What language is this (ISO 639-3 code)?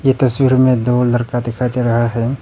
hin